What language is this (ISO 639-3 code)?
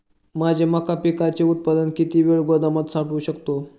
mar